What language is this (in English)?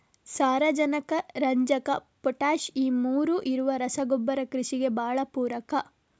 Kannada